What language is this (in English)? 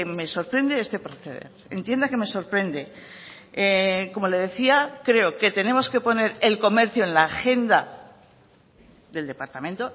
Spanish